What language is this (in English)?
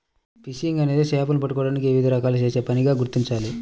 Telugu